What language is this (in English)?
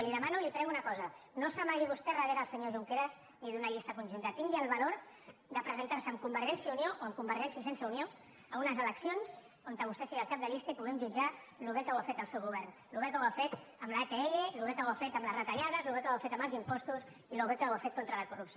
Catalan